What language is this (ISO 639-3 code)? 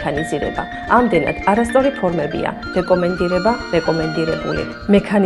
ita